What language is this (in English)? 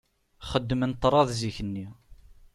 Kabyle